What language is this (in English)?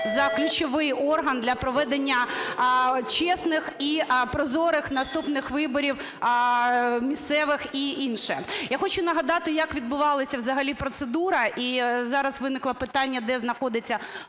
Ukrainian